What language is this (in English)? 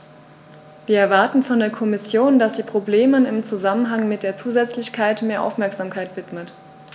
German